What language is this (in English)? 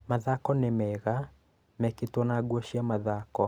Kikuyu